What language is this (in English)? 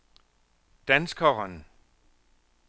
Danish